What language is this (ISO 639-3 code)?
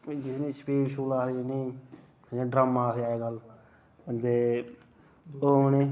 doi